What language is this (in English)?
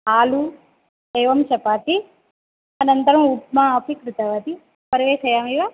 Sanskrit